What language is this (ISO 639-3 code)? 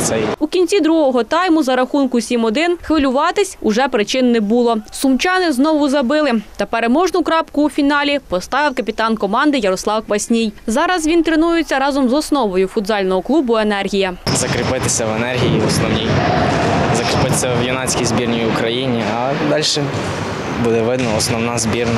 ukr